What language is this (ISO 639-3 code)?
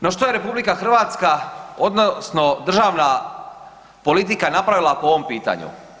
hrv